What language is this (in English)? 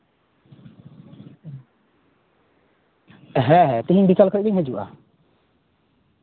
Santali